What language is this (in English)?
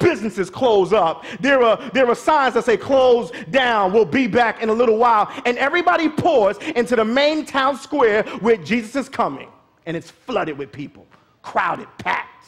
English